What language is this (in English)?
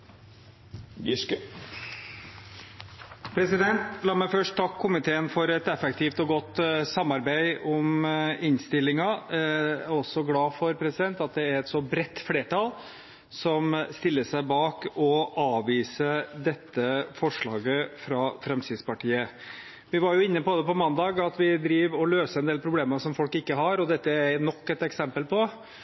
Norwegian